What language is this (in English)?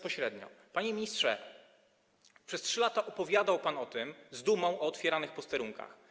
Polish